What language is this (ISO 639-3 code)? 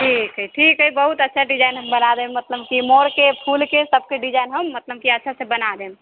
mai